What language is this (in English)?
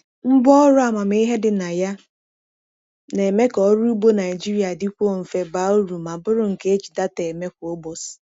Igbo